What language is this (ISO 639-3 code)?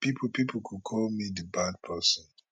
pcm